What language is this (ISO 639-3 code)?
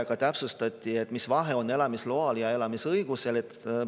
est